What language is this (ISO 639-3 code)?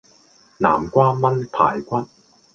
yue